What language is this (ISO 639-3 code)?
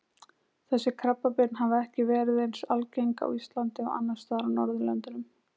isl